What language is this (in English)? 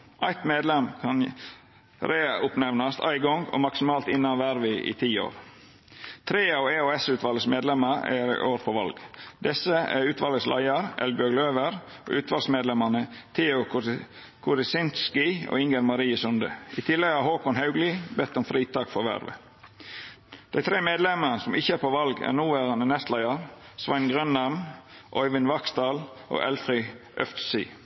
Norwegian Nynorsk